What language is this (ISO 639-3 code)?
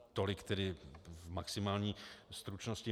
ces